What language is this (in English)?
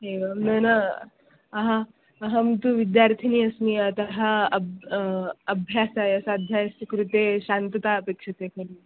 Sanskrit